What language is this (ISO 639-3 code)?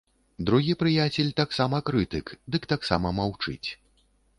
bel